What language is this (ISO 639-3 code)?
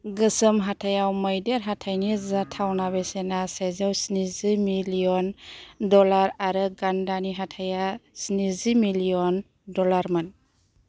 brx